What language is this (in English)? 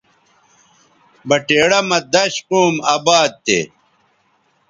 Bateri